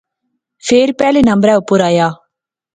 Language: Pahari-Potwari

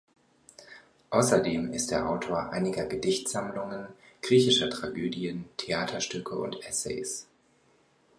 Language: German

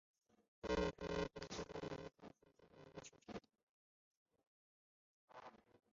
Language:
Chinese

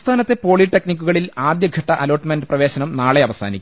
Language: Malayalam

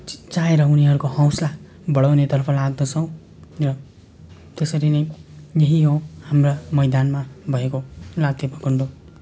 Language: Nepali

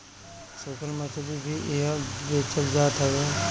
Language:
Bhojpuri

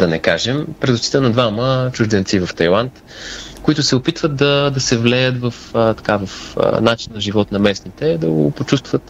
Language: Bulgarian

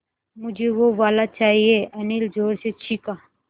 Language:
Hindi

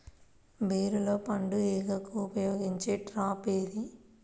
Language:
Telugu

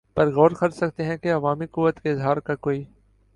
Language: Urdu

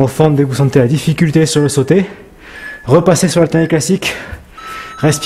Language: French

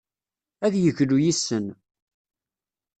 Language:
Kabyle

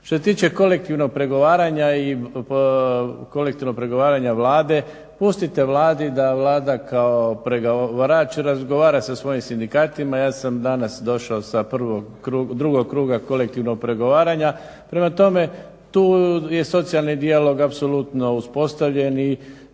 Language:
Croatian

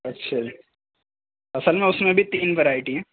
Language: Urdu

